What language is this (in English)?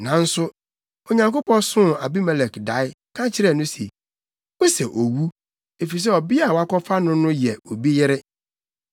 Akan